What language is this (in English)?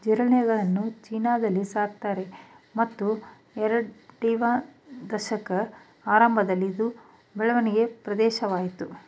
Kannada